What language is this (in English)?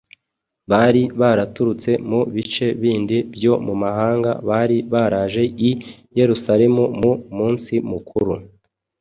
Kinyarwanda